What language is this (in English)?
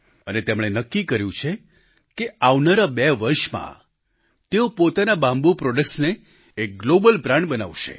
Gujarati